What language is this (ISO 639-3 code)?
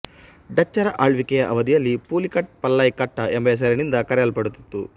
kan